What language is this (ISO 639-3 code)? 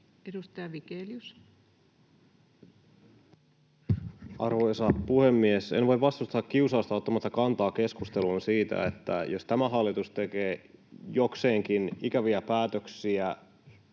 fin